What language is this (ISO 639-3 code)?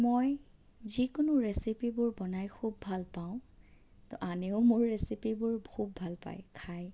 asm